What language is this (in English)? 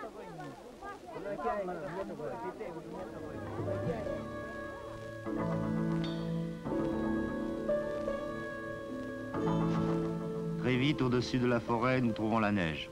French